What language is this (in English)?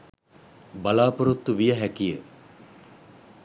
Sinhala